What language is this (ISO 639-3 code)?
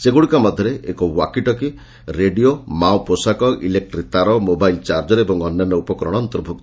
ori